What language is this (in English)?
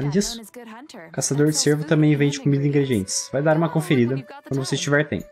Portuguese